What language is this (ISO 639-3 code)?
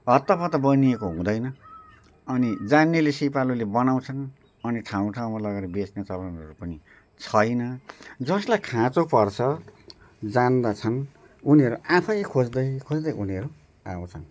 nep